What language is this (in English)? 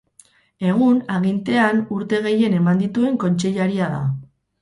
Basque